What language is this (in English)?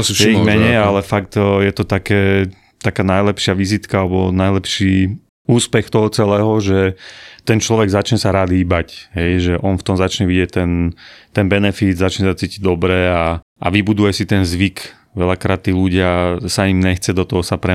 Slovak